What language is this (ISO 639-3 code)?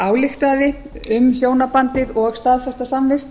isl